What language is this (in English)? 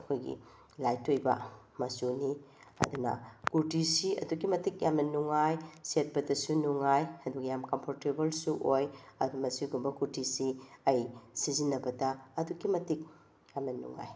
Manipuri